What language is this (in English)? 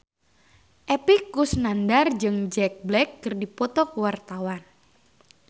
Sundanese